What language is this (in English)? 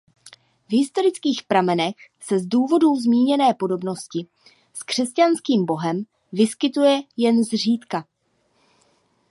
Czech